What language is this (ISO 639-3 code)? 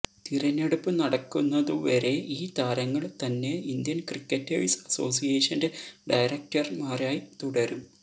mal